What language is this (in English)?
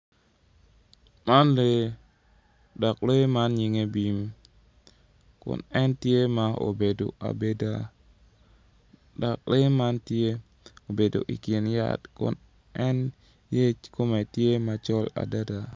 Acoli